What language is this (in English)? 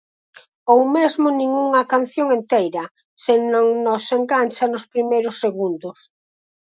Galician